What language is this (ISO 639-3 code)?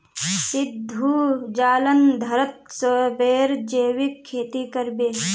mag